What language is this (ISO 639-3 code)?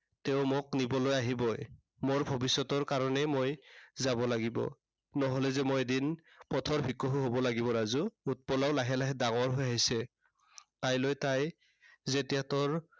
asm